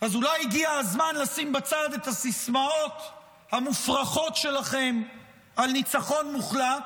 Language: Hebrew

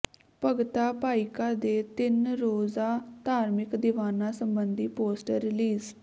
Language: Punjabi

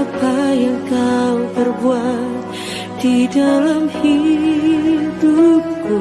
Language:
Indonesian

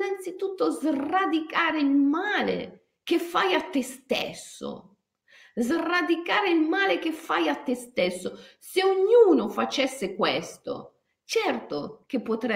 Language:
Italian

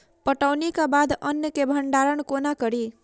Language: Maithili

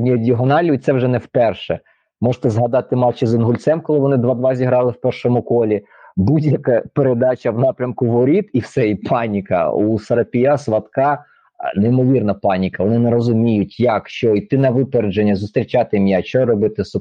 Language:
Ukrainian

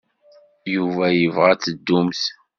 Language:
Kabyle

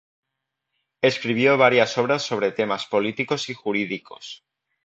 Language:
Spanish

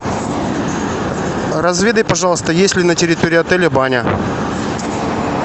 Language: Russian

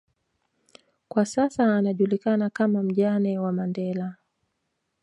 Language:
Swahili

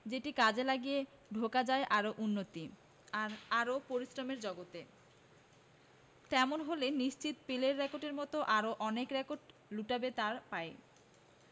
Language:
Bangla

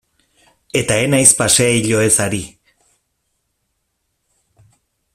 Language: Basque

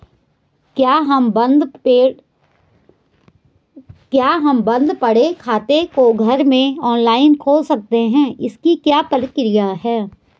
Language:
Hindi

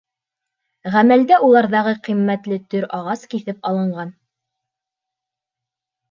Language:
Bashkir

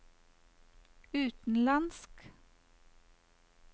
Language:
Norwegian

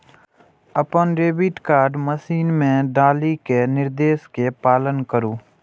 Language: Maithili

